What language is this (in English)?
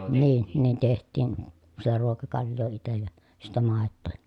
Finnish